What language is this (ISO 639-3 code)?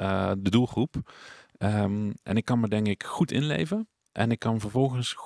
nld